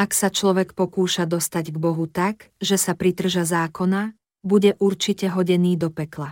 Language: Slovak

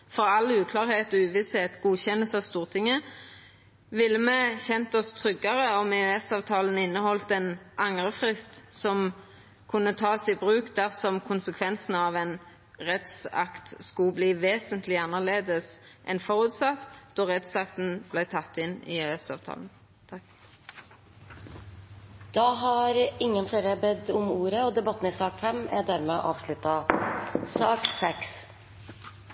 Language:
Norwegian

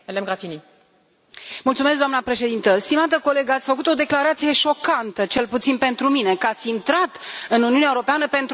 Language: Romanian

